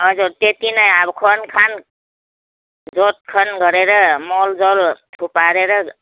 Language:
Nepali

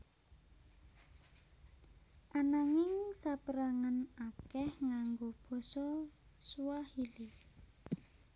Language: Javanese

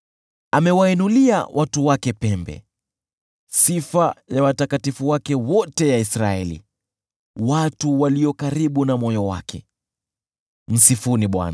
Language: Swahili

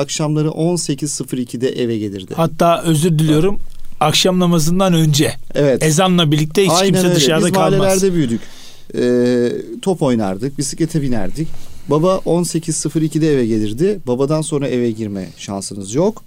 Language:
Turkish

